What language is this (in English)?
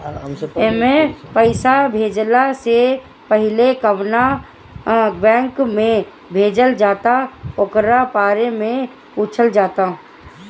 Bhojpuri